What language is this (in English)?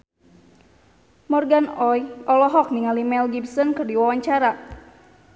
Sundanese